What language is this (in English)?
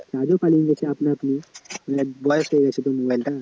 Bangla